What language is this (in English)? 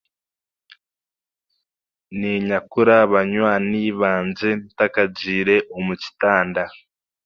Chiga